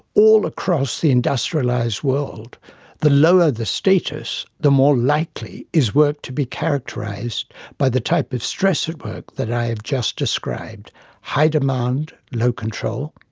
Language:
English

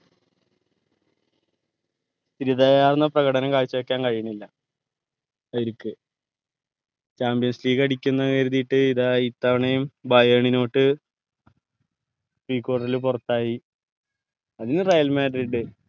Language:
Malayalam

